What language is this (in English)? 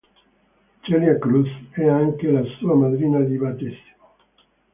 Italian